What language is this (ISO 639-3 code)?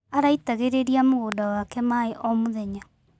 kik